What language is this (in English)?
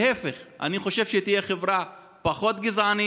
Hebrew